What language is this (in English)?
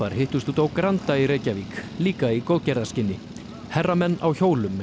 Icelandic